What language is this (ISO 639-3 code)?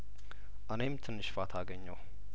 amh